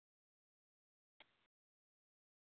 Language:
Telugu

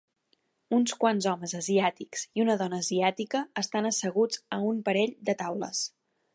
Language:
Catalan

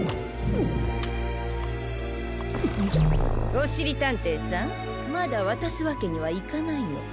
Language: Japanese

